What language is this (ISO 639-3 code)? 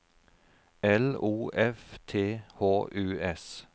nor